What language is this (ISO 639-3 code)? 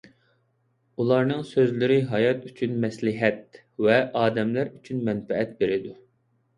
uig